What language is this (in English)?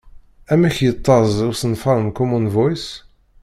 Kabyle